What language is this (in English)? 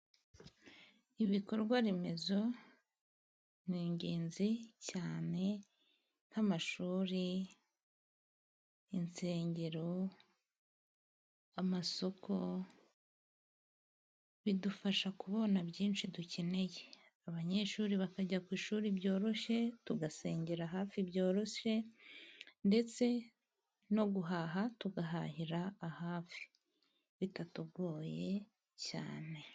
Kinyarwanda